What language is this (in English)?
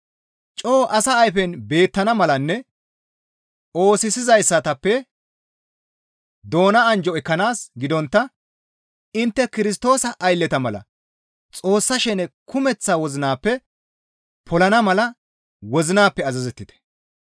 Gamo